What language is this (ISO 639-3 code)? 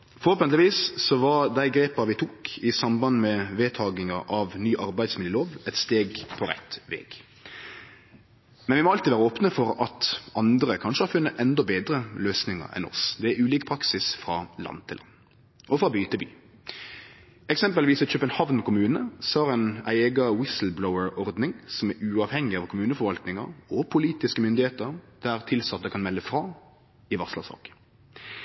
nno